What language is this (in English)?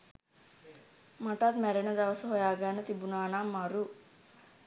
Sinhala